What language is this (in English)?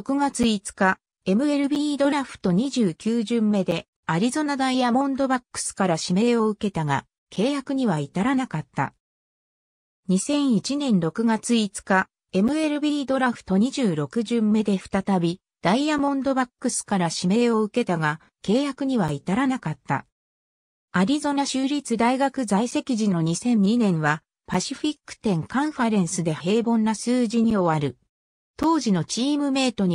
Japanese